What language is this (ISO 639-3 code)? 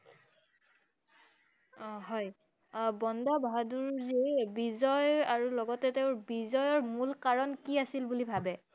asm